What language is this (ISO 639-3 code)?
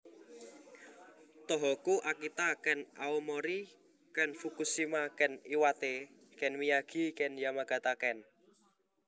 jav